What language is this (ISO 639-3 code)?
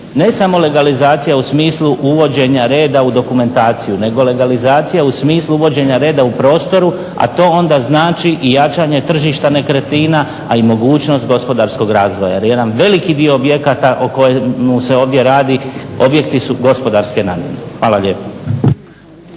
hrv